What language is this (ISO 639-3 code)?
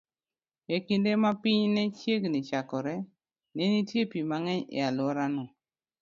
luo